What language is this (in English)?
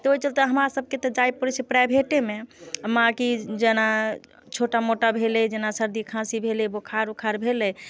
Maithili